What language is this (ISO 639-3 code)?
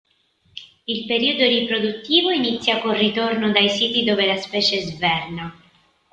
ita